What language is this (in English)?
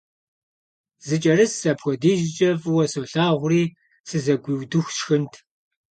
Kabardian